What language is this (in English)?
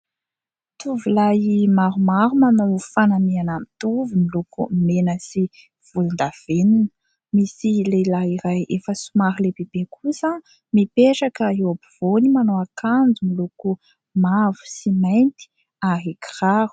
Malagasy